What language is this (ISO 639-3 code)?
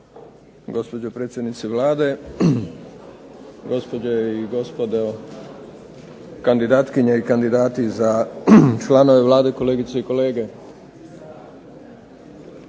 hrv